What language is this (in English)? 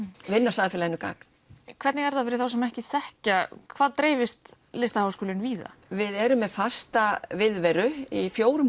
Icelandic